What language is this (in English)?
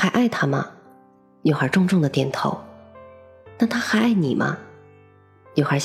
Chinese